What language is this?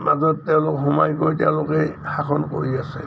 Assamese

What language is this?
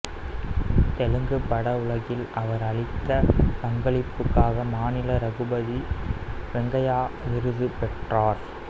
Tamil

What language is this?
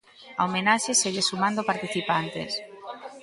Galician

